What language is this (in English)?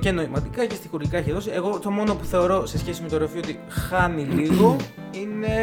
Greek